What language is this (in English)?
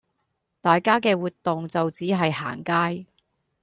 Cantonese